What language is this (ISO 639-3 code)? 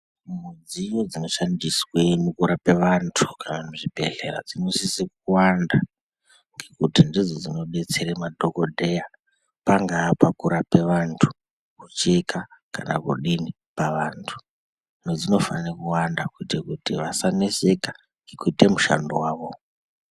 ndc